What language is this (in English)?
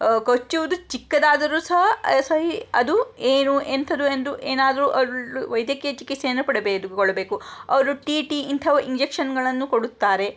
Kannada